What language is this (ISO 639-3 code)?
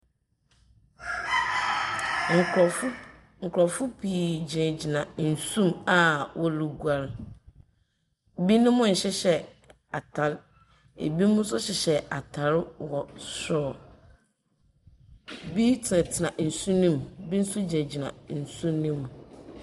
aka